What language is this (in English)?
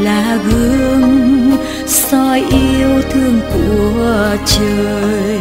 Vietnamese